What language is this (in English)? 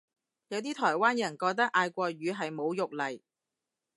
Cantonese